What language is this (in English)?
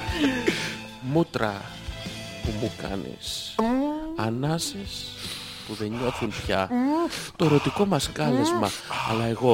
Greek